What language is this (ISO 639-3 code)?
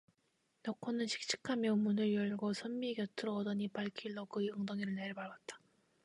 kor